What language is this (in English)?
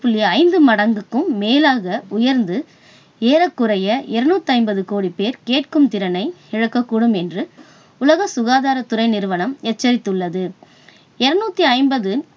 Tamil